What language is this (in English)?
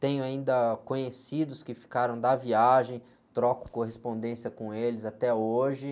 Portuguese